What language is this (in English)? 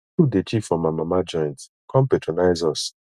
Nigerian Pidgin